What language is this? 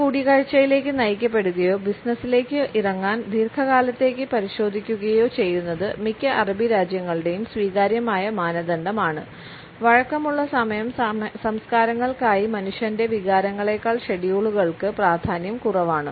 Malayalam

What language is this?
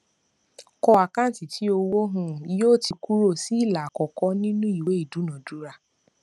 Yoruba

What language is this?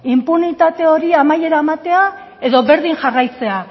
Basque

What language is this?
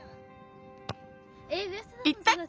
Japanese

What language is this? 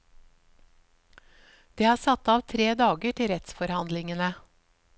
Norwegian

